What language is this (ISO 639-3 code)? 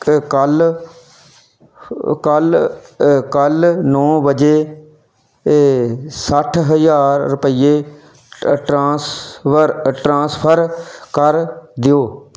pan